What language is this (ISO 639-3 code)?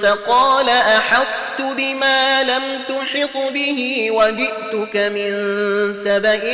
ara